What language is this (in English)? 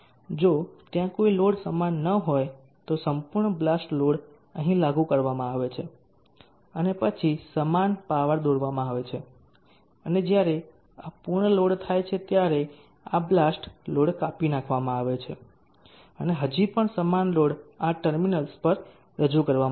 Gujarati